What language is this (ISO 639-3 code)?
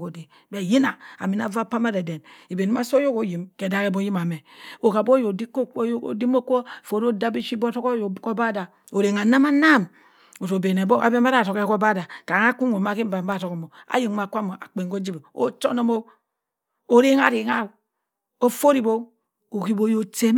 mfn